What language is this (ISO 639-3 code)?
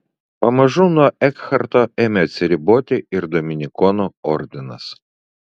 lit